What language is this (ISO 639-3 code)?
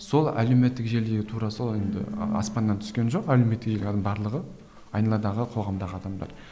kaz